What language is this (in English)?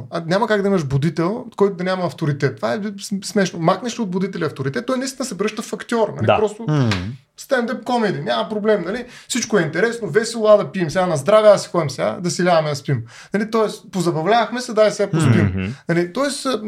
Bulgarian